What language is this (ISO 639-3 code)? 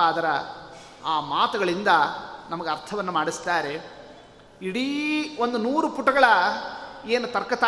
kan